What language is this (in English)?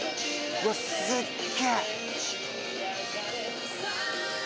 Japanese